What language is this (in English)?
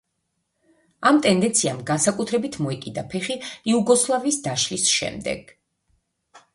Georgian